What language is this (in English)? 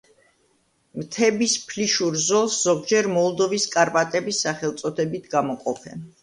Georgian